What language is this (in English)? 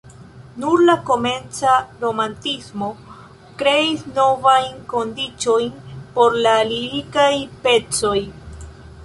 Esperanto